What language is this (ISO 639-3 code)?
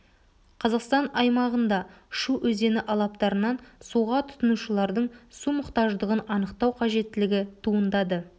kaz